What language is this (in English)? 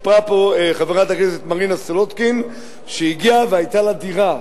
Hebrew